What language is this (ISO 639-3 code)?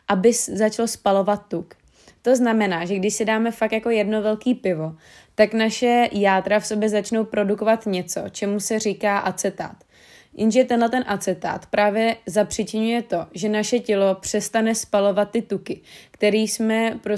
ces